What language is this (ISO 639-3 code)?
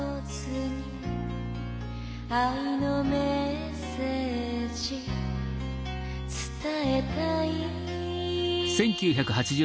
jpn